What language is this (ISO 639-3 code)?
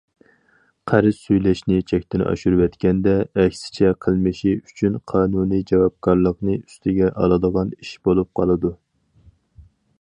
uig